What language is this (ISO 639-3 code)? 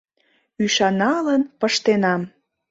chm